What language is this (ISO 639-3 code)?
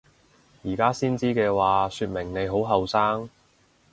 yue